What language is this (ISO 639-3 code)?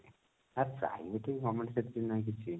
ori